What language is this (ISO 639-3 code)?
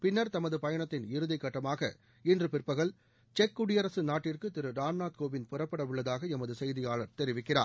tam